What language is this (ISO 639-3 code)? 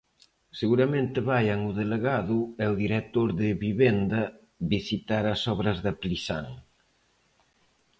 glg